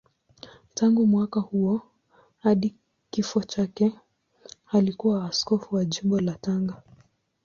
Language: Swahili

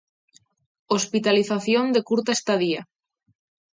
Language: Galician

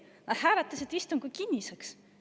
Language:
Estonian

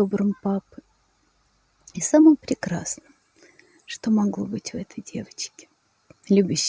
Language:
Russian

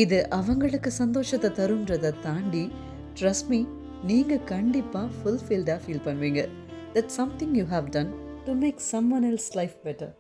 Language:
Tamil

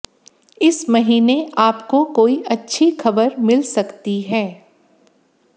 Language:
Hindi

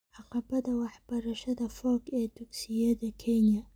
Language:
Somali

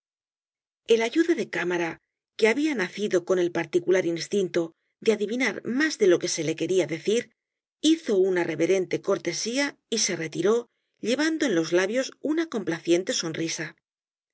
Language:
Spanish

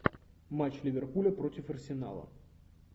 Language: Russian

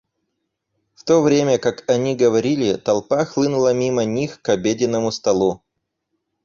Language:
Russian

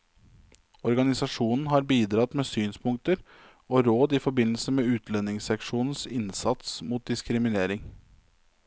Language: Norwegian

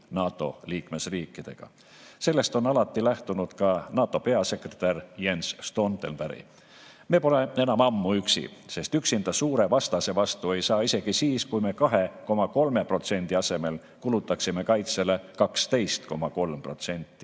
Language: Estonian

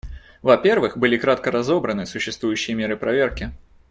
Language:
Russian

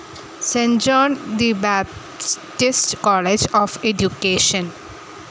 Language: Malayalam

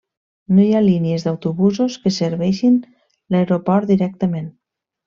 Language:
Catalan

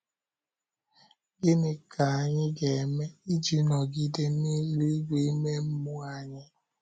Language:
Igbo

